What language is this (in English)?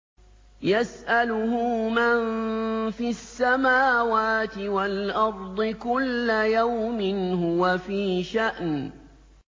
Arabic